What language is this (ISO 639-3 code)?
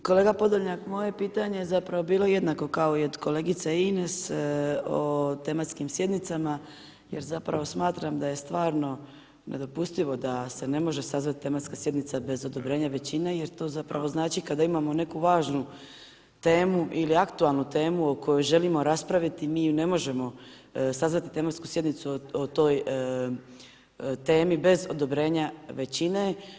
hrv